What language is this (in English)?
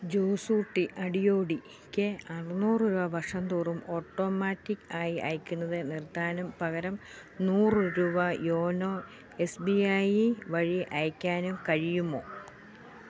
Malayalam